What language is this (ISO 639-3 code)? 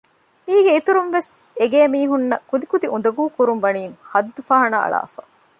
div